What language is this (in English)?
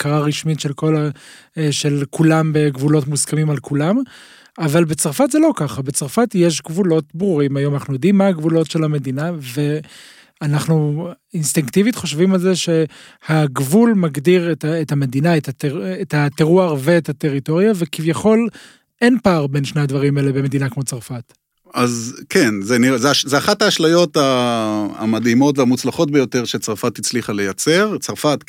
Hebrew